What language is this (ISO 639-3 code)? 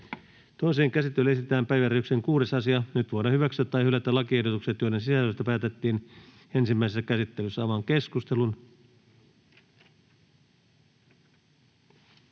fin